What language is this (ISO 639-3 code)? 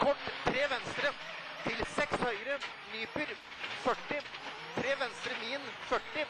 nor